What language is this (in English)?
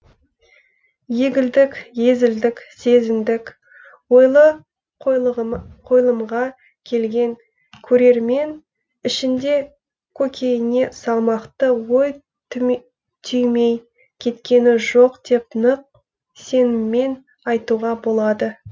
Kazakh